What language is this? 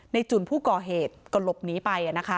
Thai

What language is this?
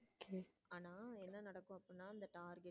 Tamil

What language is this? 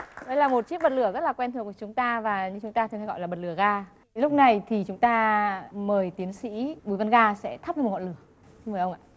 Vietnamese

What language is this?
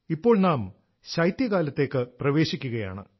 Malayalam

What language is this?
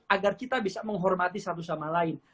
Indonesian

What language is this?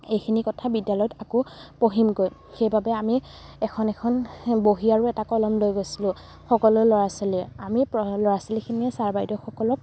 Assamese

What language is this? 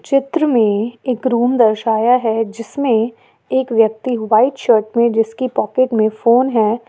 Hindi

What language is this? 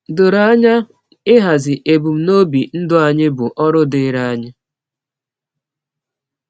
Igbo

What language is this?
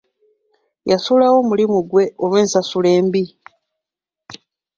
Ganda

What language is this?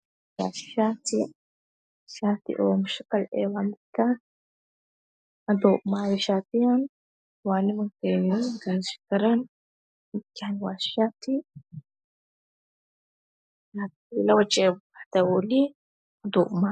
Somali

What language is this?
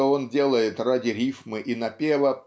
Russian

